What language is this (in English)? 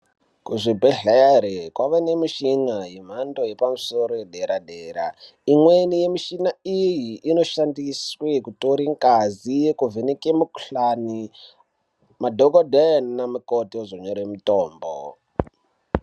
Ndau